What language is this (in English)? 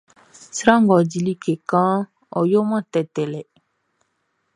Baoulé